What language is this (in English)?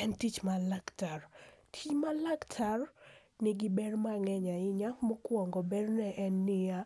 Luo (Kenya and Tanzania)